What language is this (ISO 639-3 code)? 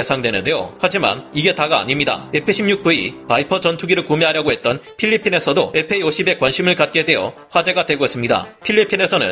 kor